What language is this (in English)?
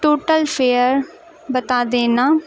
Urdu